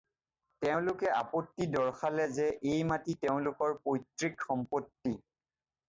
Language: Assamese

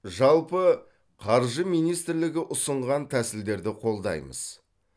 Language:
Kazakh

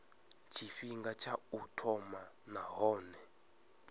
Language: Venda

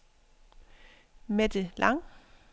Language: Danish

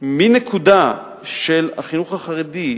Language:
Hebrew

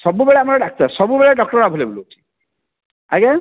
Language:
Odia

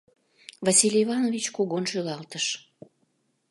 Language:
Mari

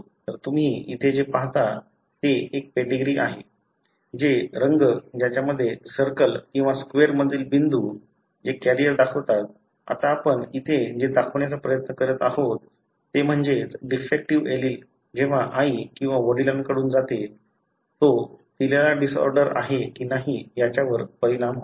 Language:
Marathi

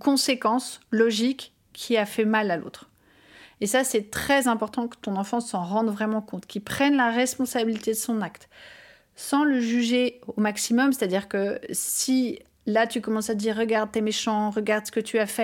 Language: French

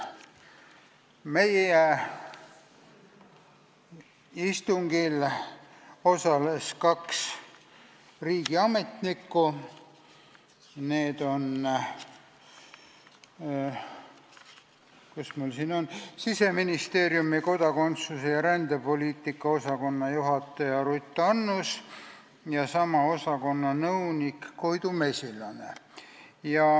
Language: Estonian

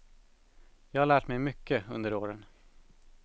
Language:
Swedish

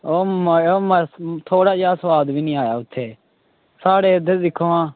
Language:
Dogri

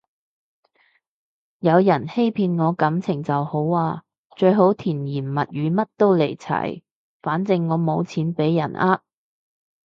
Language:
Cantonese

